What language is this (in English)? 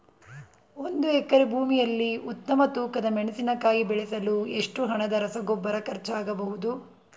Kannada